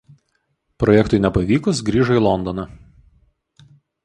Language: Lithuanian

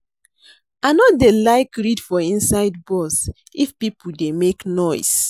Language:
Nigerian Pidgin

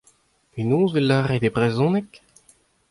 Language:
Breton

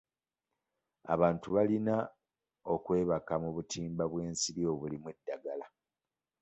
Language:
Ganda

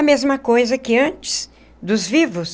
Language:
Portuguese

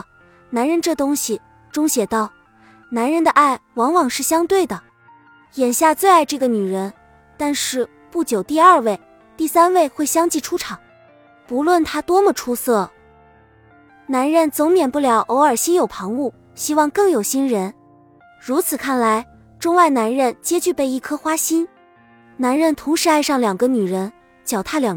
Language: Chinese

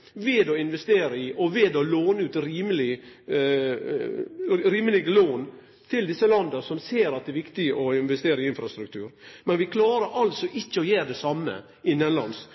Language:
Norwegian Nynorsk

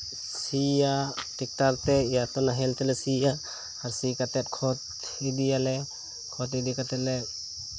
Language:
Santali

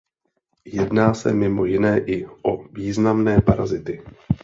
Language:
Czech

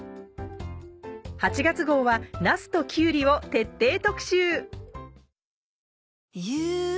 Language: Japanese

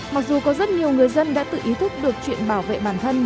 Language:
Vietnamese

